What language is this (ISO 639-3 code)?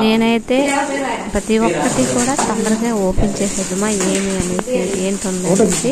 tel